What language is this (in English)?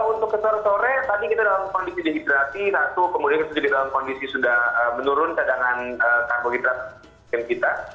Indonesian